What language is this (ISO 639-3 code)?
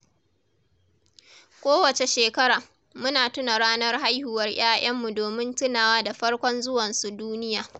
hau